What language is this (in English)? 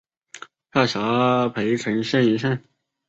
Chinese